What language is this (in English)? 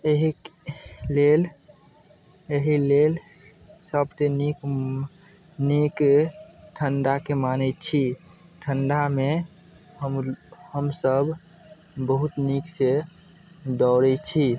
Maithili